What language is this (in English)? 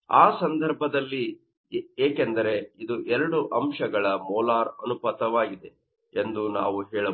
Kannada